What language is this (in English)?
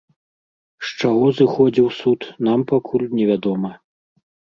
Belarusian